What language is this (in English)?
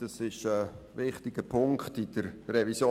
Swiss German